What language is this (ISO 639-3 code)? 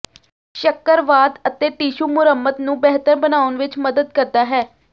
pan